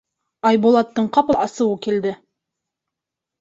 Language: Bashkir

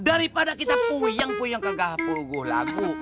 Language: Indonesian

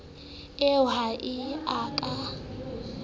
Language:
Southern Sotho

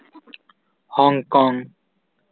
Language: Santali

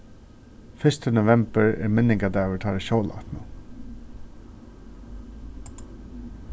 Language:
Faroese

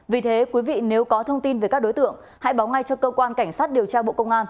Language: Vietnamese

